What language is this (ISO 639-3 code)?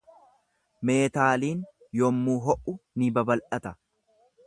orm